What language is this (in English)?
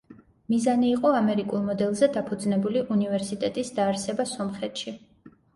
Georgian